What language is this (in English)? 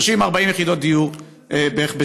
Hebrew